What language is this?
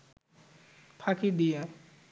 Bangla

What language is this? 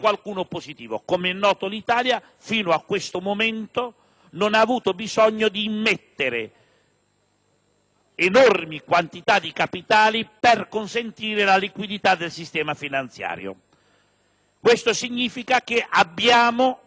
Italian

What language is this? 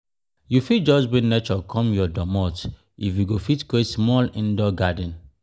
Nigerian Pidgin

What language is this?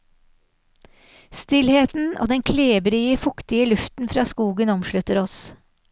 Norwegian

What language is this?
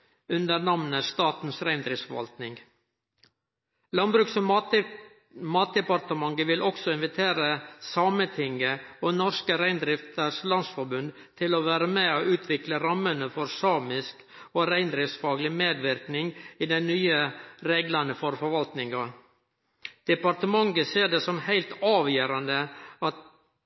Norwegian Nynorsk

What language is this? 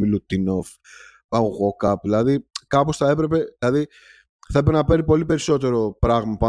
Greek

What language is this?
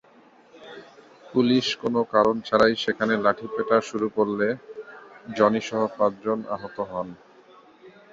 Bangla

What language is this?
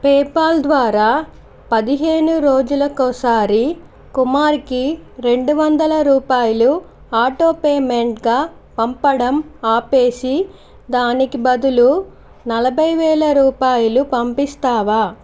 Telugu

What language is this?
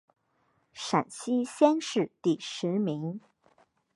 Chinese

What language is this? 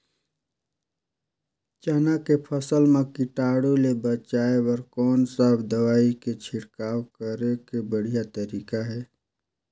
Chhattisgarhi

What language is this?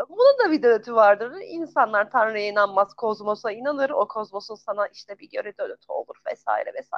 Turkish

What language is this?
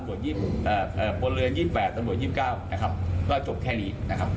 Thai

